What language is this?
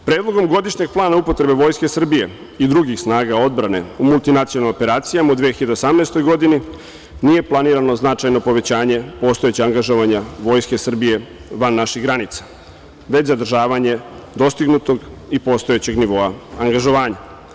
Serbian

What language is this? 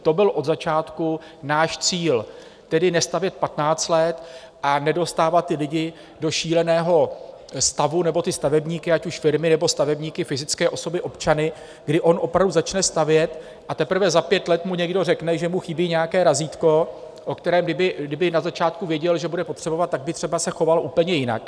Czech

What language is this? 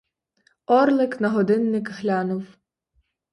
Ukrainian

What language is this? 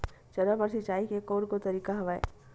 Chhattisgarhi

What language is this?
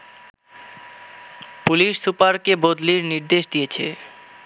Bangla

